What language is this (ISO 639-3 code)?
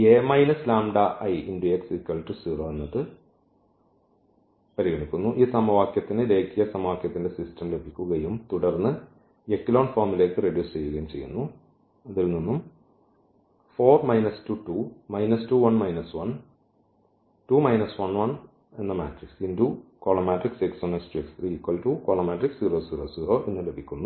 mal